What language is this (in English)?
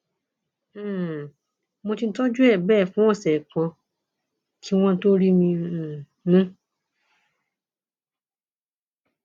Yoruba